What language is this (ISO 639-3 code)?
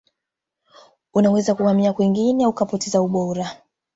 swa